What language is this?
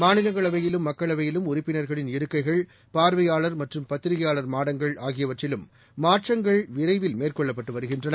Tamil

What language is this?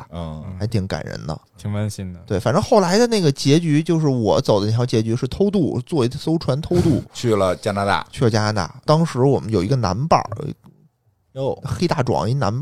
Chinese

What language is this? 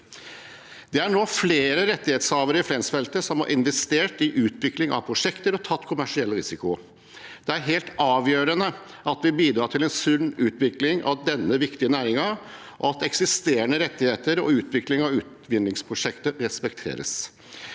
Norwegian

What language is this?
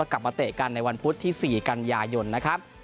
Thai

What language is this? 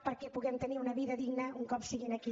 Catalan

